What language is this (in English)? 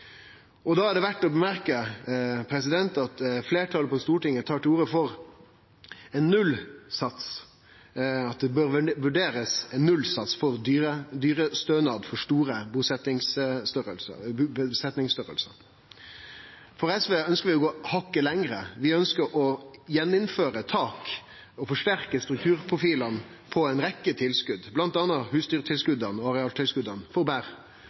Norwegian Nynorsk